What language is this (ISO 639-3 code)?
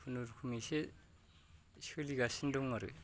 brx